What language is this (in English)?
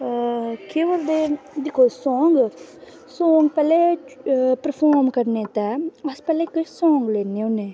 Dogri